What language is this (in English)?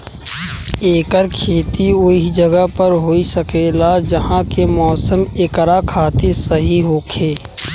Bhojpuri